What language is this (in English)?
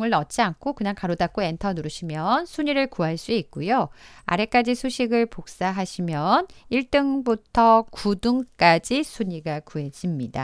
Korean